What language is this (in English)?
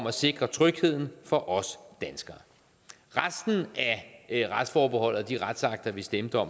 Danish